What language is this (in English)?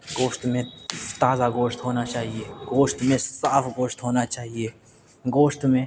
Urdu